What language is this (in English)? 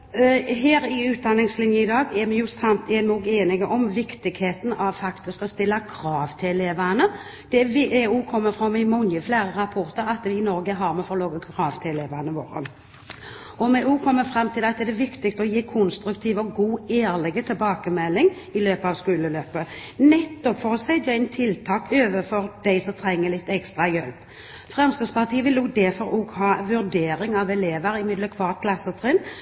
Norwegian Bokmål